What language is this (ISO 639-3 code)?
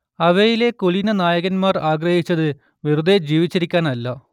mal